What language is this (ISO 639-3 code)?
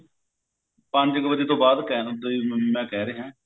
pan